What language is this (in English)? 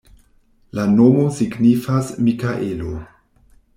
Esperanto